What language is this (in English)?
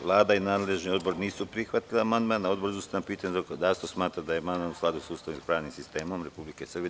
Serbian